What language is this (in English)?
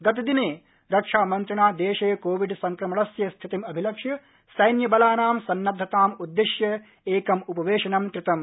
Sanskrit